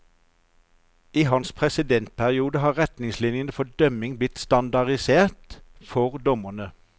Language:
Norwegian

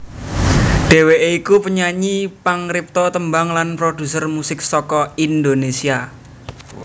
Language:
Javanese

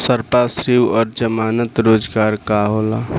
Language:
Bhojpuri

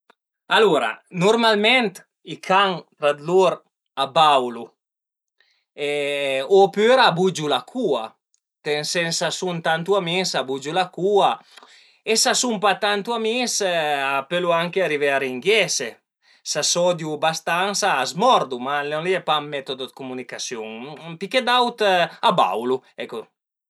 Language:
Piedmontese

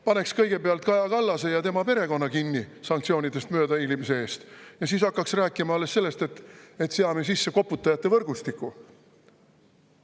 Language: Estonian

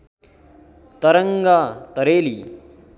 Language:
Nepali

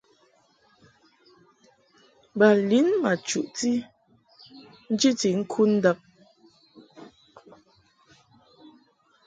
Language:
Mungaka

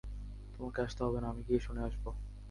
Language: Bangla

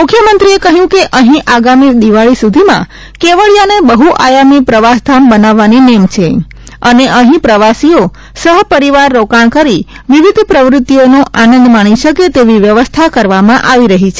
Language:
Gujarati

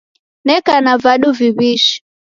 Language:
Taita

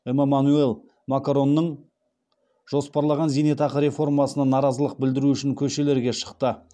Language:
Kazakh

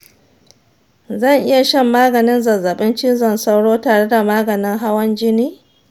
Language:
Hausa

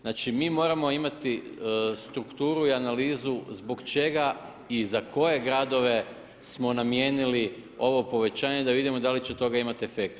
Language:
Croatian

